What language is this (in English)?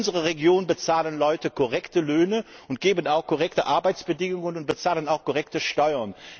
German